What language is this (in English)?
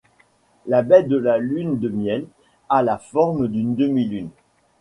French